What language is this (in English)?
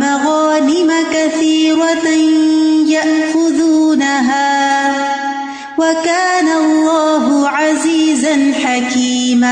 Urdu